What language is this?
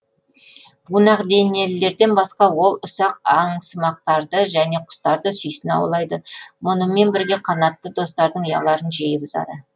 Kazakh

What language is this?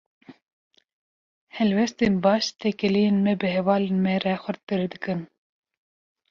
Kurdish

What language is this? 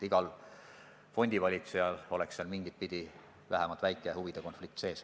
Estonian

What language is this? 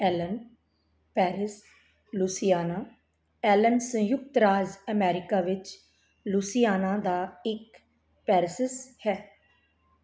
Punjabi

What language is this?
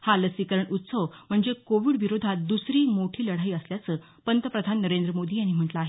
Marathi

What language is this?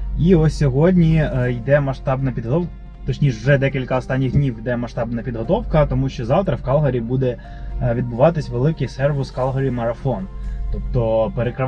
Ukrainian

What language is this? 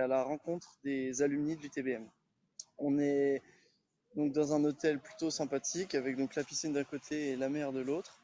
French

